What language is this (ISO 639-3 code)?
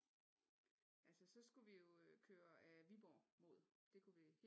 dan